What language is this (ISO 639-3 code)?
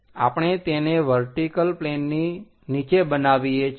guj